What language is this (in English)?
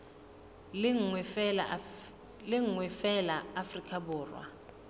Southern Sotho